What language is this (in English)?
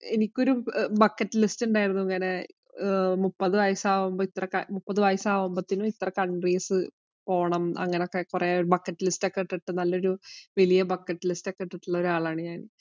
Malayalam